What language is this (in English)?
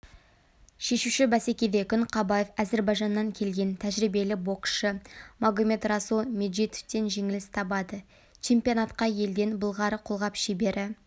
Kazakh